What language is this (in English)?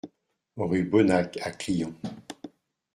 French